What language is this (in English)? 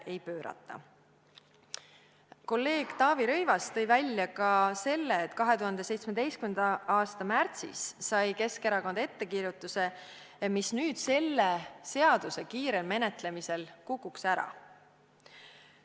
Estonian